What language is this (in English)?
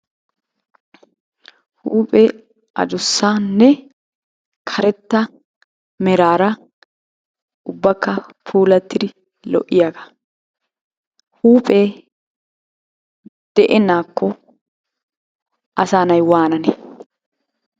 Wolaytta